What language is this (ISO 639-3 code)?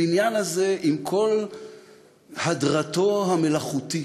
heb